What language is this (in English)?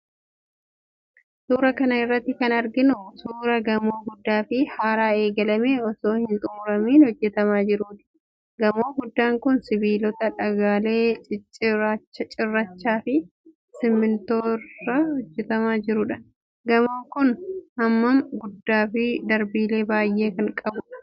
Oromo